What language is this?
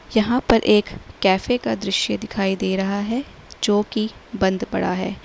Hindi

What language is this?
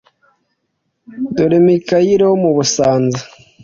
Kinyarwanda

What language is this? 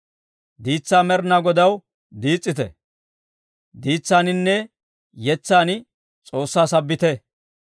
Dawro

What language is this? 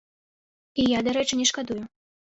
Belarusian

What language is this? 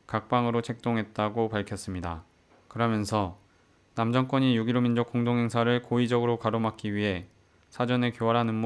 Korean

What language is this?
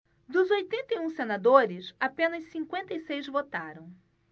Portuguese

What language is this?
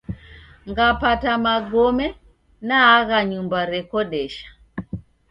Taita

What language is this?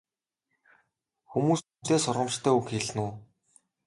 Mongolian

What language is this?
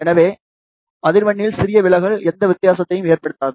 Tamil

